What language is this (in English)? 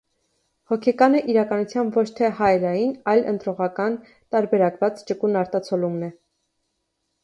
Armenian